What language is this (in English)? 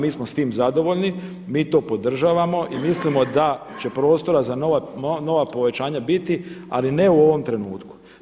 Croatian